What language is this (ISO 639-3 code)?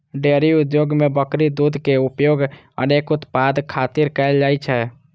mai